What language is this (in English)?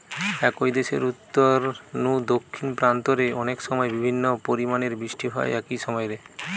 Bangla